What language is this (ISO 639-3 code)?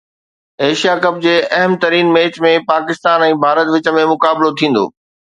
snd